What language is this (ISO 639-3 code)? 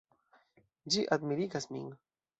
epo